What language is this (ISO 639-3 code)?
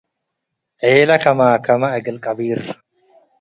tig